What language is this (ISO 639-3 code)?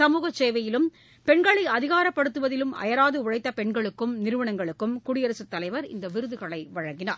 tam